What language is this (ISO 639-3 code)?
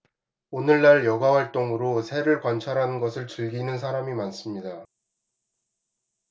kor